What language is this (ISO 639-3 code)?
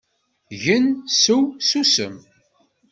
kab